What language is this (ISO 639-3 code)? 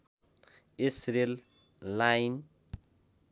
nep